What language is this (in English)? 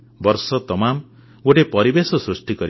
Odia